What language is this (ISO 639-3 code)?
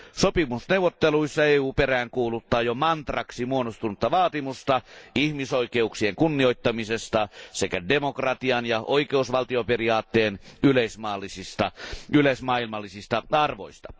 fin